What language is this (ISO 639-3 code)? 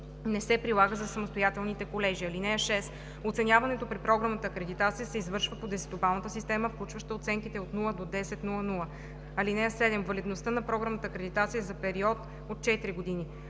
bul